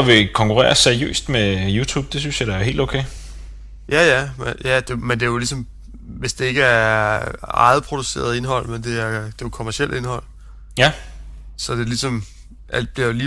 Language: Danish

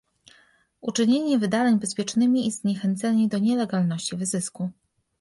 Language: Polish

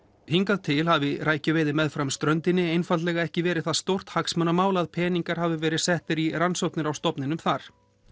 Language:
Icelandic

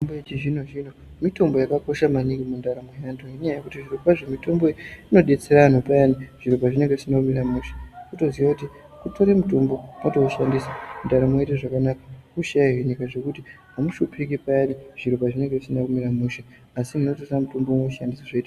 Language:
Ndau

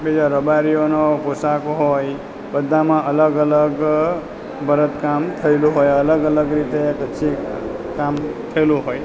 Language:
Gujarati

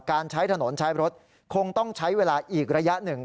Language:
Thai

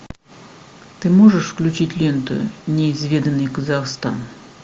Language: Russian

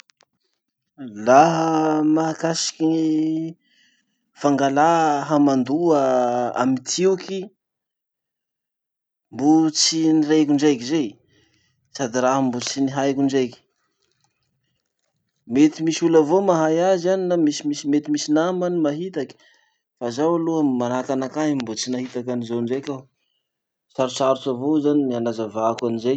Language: Masikoro Malagasy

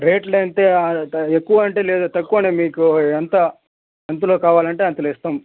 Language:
Telugu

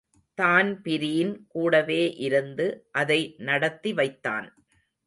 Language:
Tamil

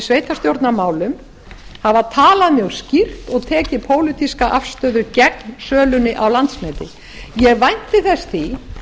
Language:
Icelandic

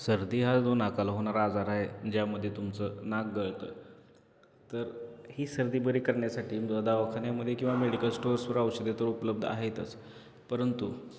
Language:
Marathi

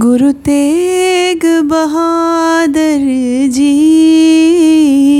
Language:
Punjabi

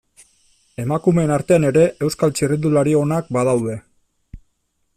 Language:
Basque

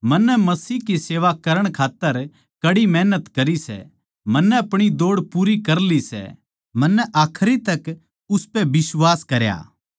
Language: Haryanvi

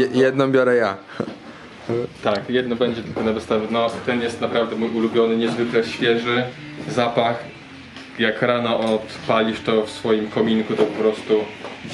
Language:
Polish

